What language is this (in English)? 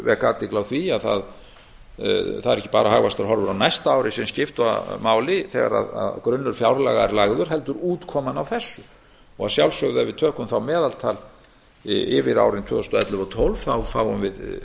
Icelandic